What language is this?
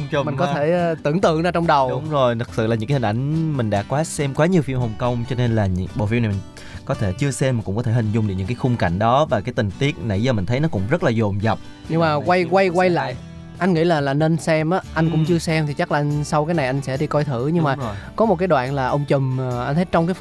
Vietnamese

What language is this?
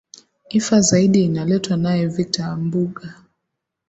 Swahili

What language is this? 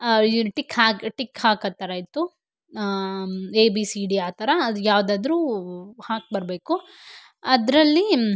Kannada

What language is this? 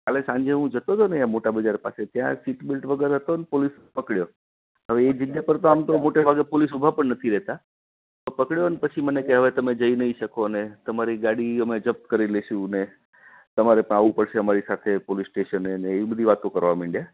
Gujarati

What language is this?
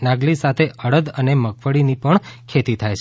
Gujarati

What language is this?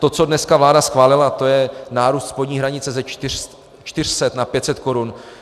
Czech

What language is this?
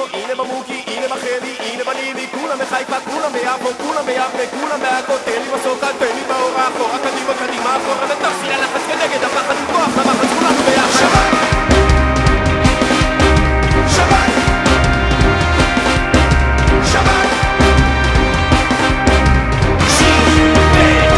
Bulgarian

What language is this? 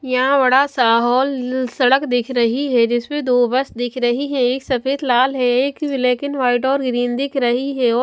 Hindi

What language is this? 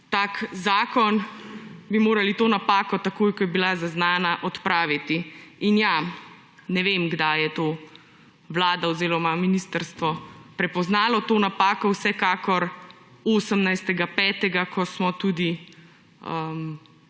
Slovenian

